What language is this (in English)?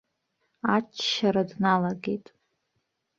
Abkhazian